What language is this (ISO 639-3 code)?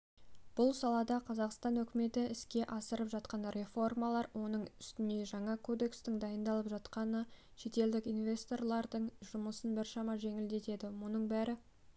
kaz